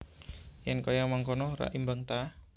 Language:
Javanese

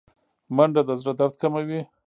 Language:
Pashto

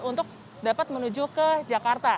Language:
Indonesian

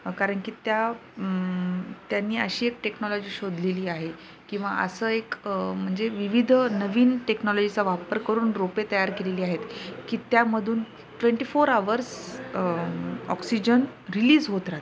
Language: Marathi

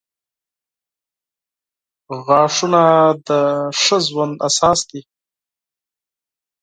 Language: Pashto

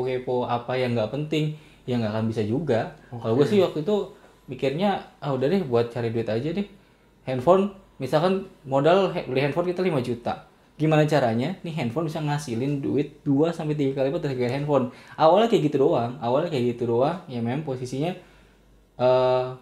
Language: Indonesian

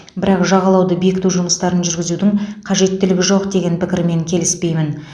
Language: Kazakh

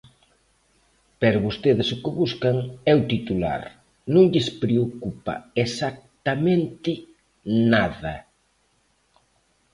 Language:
Galician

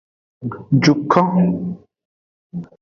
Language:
Aja (Benin)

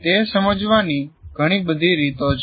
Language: Gujarati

